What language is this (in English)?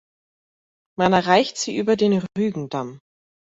German